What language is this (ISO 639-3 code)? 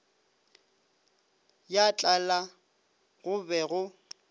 nso